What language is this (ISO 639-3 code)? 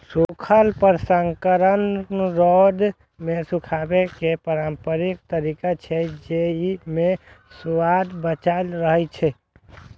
mai